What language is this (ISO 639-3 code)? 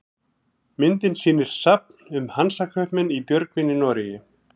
isl